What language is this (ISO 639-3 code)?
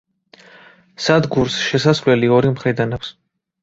kat